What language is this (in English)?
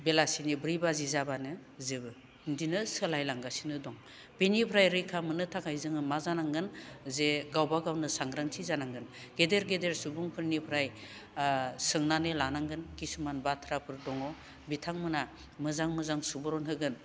Bodo